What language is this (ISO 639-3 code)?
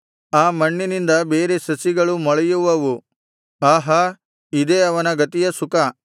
kan